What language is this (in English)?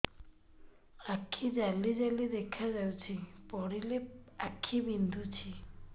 Odia